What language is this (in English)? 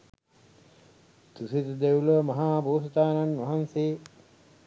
Sinhala